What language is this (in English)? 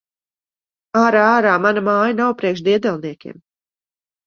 Latvian